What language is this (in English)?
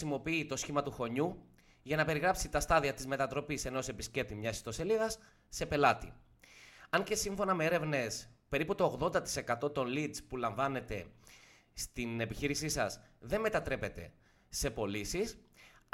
Greek